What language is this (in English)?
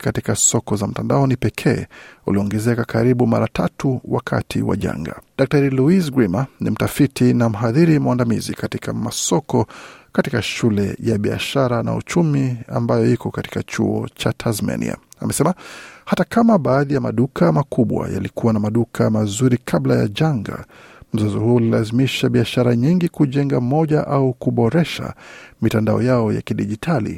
Swahili